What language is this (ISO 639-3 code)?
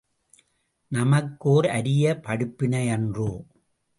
tam